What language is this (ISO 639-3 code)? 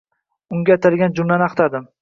uzb